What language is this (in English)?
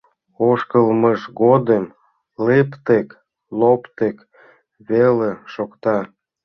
Mari